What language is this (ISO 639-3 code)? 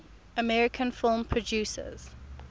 eng